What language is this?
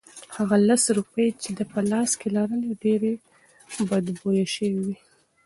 Pashto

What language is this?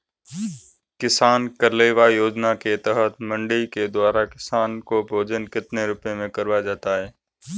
Hindi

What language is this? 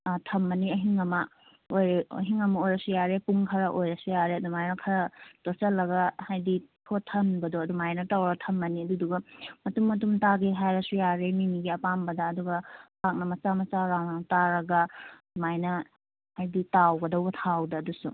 Manipuri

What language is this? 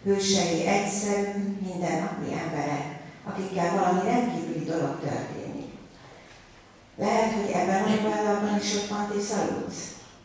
Hungarian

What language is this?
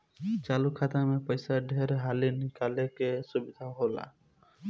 Bhojpuri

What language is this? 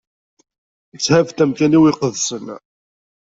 Kabyle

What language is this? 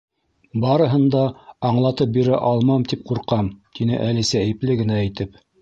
Bashkir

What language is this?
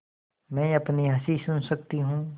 Hindi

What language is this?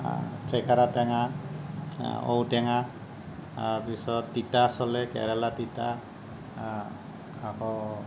Assamese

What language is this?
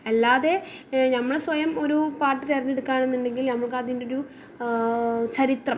Malayalam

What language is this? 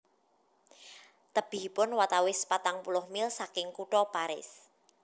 Javanese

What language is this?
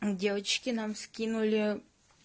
Russian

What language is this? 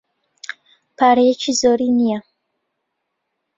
Central Kurdish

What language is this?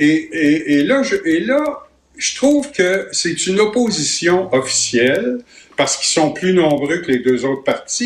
French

